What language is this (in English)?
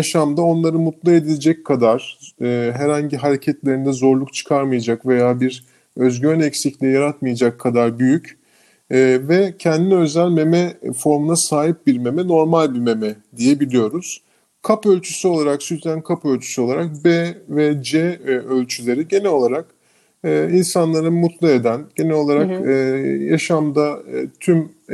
Turkish